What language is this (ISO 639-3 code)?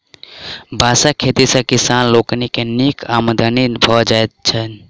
mai